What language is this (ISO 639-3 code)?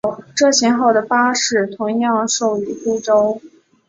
zho